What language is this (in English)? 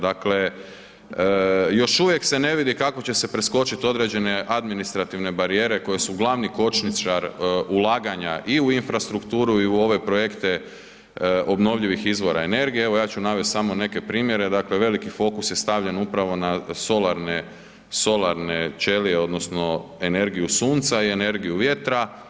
Croatian